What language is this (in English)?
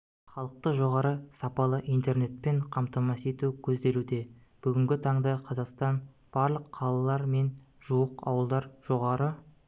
Kazakh